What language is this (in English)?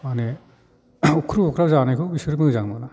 Bodo